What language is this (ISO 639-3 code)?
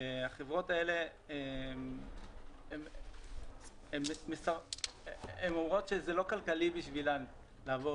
heb